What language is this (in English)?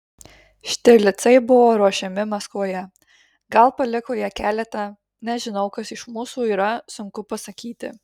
Lithuanian